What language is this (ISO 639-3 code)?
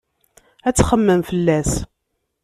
kab